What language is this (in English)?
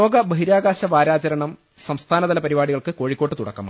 Malayalam